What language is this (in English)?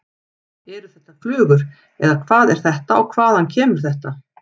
Icelandic